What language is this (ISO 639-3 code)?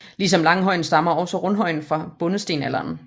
dan